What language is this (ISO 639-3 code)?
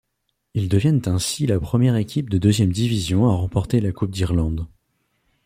fra